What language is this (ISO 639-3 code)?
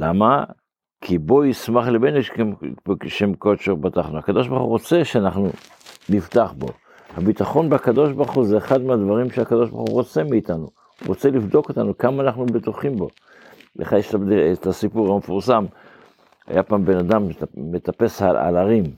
heb